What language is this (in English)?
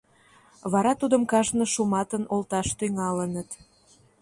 Mari